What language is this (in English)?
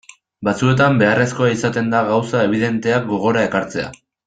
Basque